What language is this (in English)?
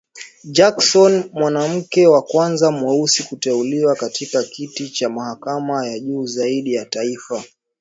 Swahili